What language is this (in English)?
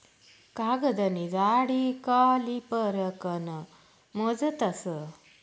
Marathi